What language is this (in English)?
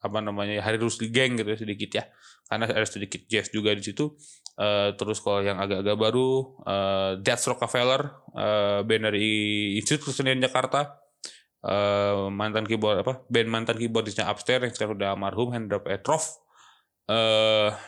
Indonesian